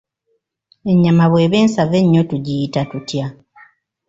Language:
Ganda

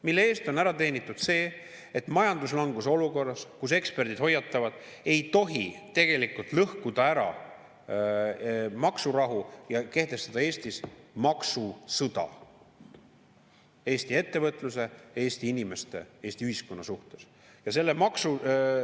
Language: Estonian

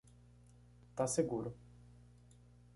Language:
Portuguese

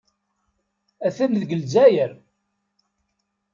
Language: Kabyle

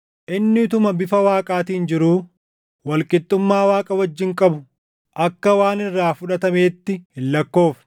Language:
Oromo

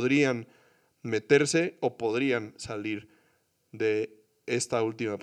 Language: Spanish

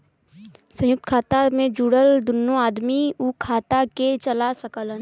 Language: Bhojpuri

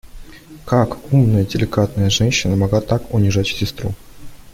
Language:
Russian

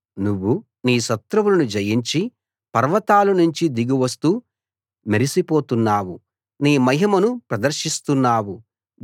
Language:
Telugu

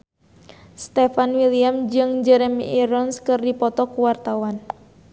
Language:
Sundanese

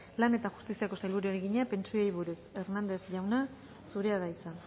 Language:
Basque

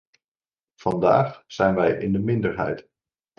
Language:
Dutch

